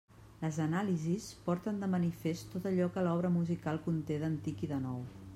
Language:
Catalan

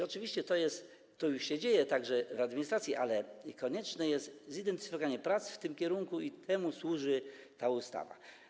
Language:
Polish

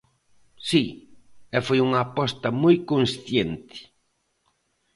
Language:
Galician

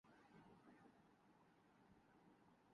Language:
Urdu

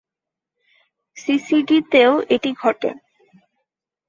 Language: Bangla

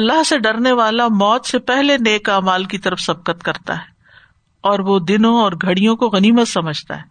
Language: Urdu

